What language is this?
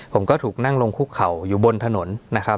Thai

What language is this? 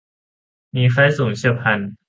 Thai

